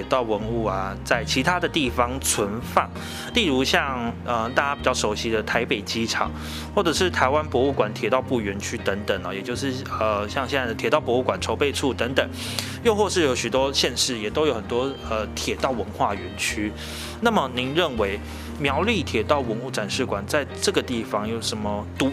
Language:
Chinese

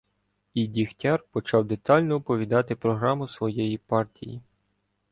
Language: Ukrainian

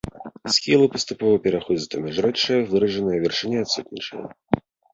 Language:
Belarusian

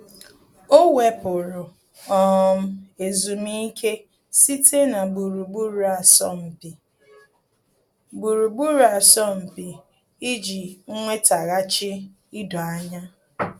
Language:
Igbo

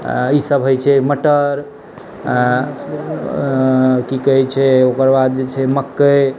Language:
Maithili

